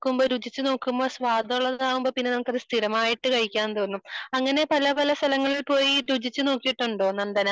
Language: Malayalam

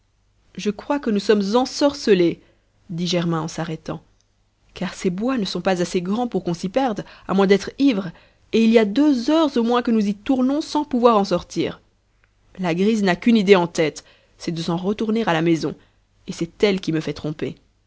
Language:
French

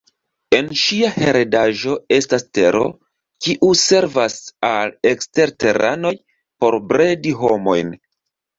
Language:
Esperanto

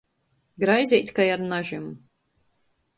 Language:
Latgalian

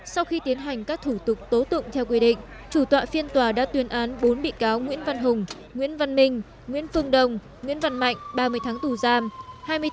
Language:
Vietnamese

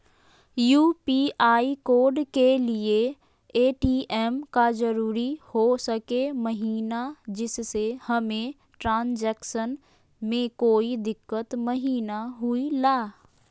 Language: Magahi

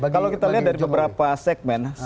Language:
Indonesian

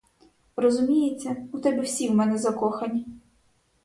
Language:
Ukrainian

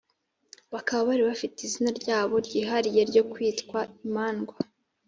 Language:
Kinyarwanda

